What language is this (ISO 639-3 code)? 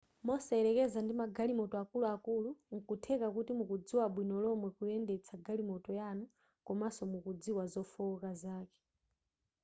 nya